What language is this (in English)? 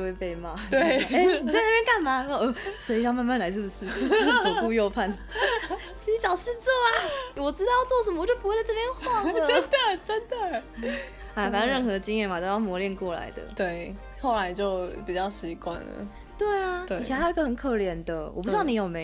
Chinese